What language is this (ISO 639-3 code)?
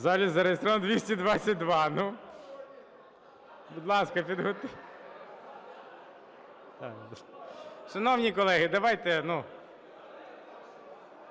ukr